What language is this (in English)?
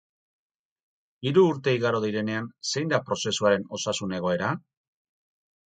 Basque